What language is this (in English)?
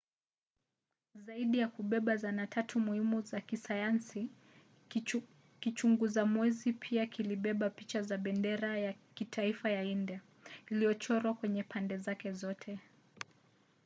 Swahili